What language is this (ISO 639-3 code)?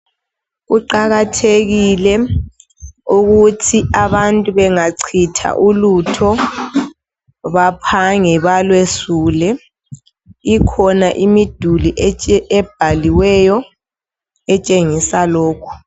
nde